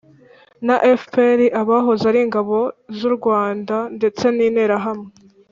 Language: Kinyarwanda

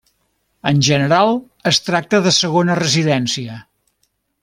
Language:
Catalan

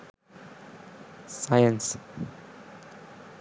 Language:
Sinhala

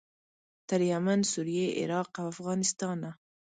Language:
Pashto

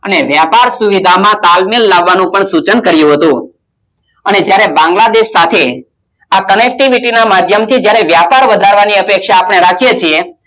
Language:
Gujarati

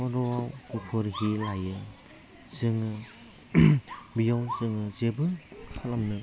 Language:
Bodo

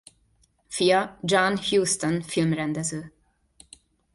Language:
Hungarian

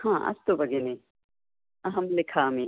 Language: Sanskrit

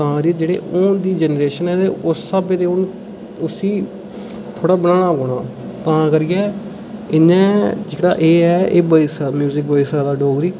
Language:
Dogri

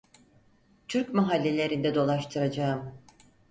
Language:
Turkish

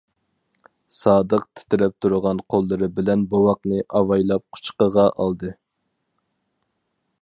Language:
Uyghur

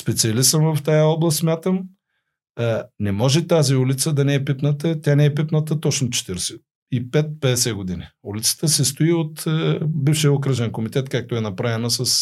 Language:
Bulgarian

